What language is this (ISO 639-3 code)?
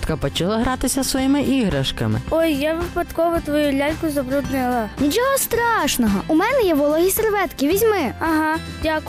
ukr